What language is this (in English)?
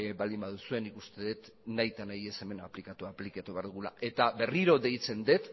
Basque